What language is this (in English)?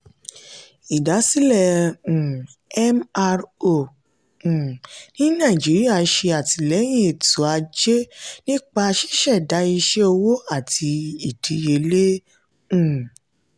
Yoruba